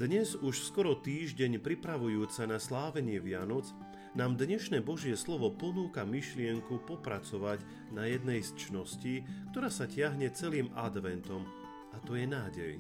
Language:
Slovak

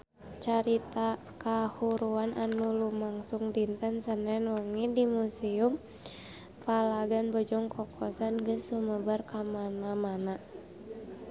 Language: Sundanese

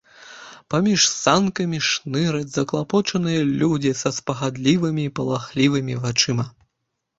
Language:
Belarusian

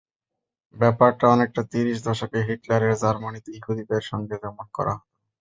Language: Bangla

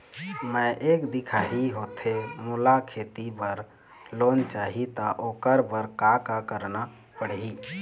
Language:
Chhattisgarhi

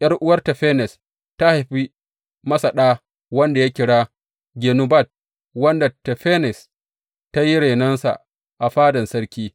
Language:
Hausa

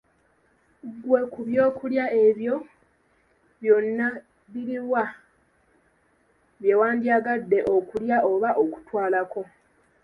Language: Ganda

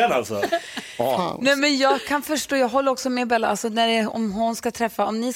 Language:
Swedish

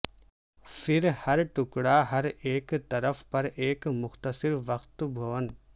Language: Urdu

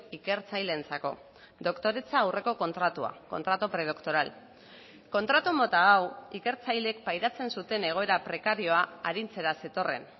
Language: Basque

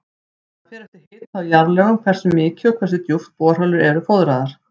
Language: Icelandic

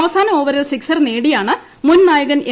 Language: Malayalam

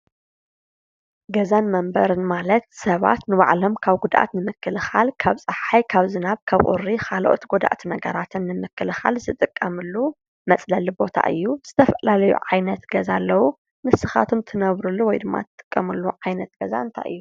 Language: Tigrinya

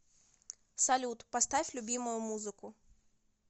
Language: Russian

